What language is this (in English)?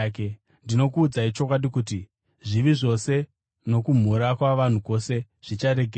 Shona